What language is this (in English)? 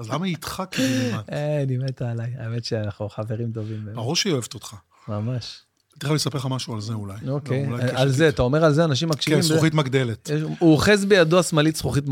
Hebrew